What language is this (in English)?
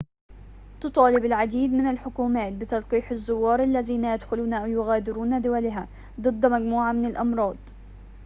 Arabic